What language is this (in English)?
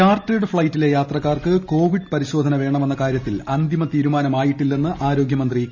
Malayalam